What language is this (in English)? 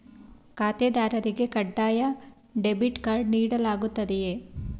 Kannada